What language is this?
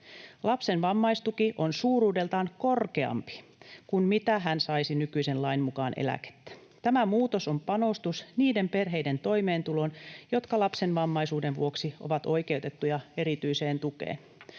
Finnish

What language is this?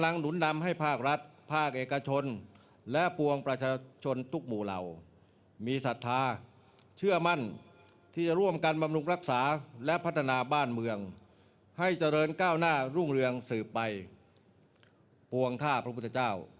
Thai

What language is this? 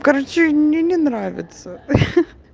Russian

